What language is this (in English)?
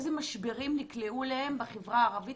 Hebrew